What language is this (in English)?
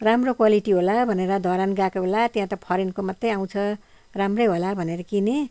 Nepali